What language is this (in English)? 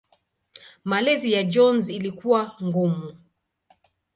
Swahili